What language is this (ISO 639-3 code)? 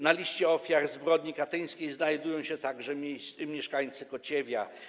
pol